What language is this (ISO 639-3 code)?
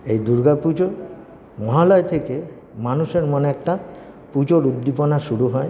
ben